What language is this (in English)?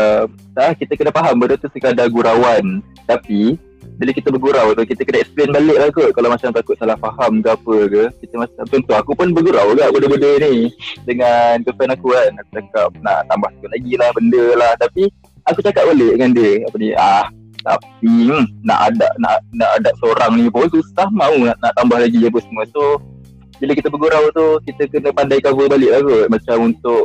Malay